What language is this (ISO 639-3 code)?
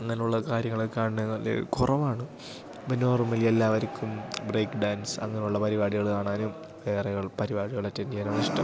mal